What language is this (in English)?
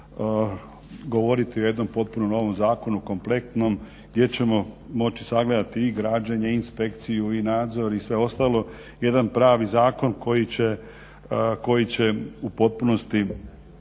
Croatian